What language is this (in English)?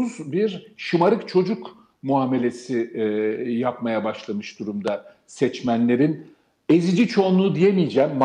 Turkish